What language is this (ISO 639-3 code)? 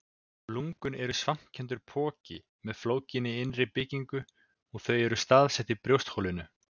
isl